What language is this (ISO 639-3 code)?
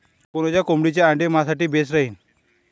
mar